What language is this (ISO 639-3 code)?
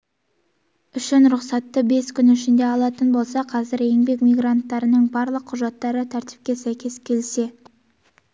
kaz